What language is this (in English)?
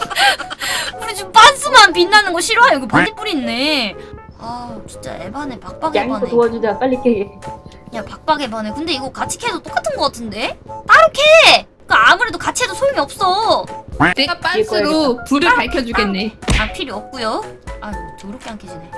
Korean